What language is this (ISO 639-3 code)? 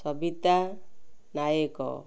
ori